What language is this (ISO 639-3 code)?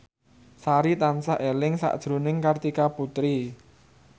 jav